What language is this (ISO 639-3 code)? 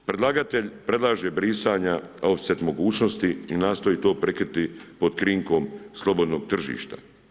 hrv